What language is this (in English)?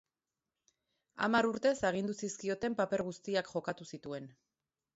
Basque